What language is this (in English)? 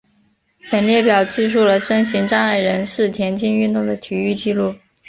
Chinese